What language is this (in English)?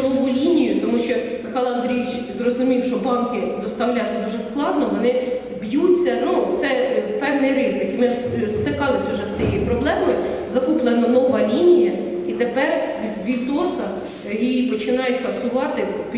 Ukrainian